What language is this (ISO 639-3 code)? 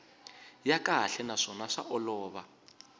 tso